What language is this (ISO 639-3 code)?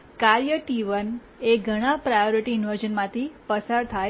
guj